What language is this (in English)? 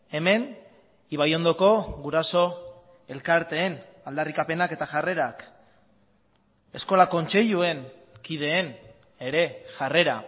Basque